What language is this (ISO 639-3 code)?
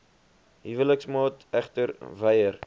afr